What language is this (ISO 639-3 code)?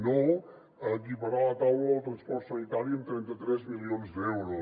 cat